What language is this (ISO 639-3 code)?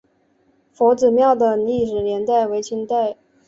zho